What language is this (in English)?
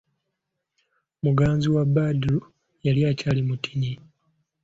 Ganda